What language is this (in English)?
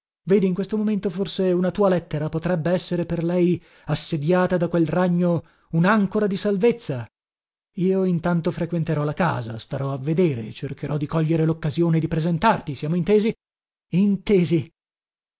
Italian